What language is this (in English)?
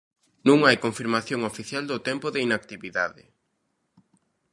Galician